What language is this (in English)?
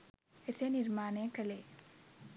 Sinhala